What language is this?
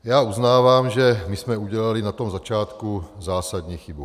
Czech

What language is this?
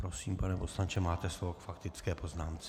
Czech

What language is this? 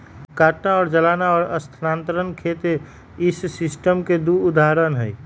Magahi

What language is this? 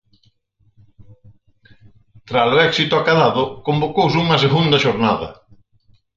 Galician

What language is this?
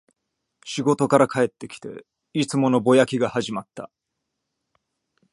Japanese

